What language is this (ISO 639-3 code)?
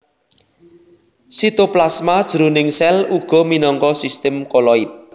jav